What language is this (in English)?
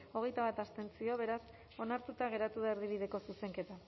Basque